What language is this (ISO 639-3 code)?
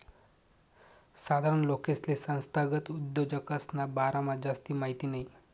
mar